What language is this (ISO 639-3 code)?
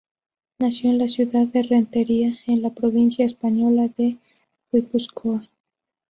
spa